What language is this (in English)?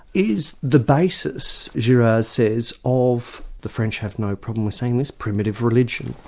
English